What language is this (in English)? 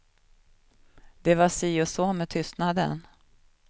Swedish